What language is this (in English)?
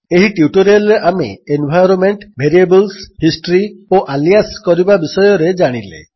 Odia